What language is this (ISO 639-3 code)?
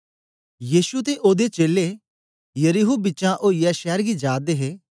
doi